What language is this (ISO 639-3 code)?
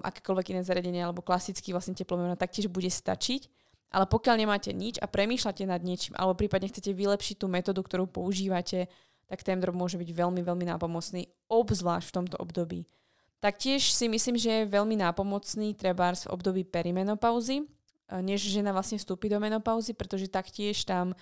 slk